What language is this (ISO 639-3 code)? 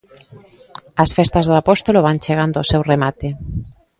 glg